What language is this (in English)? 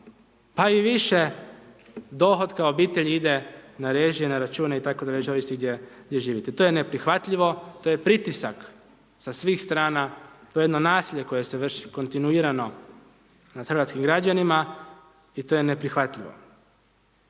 Croatian